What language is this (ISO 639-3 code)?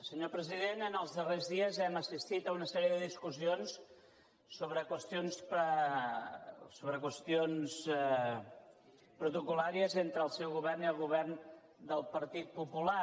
cat